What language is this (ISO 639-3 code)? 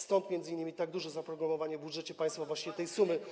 pol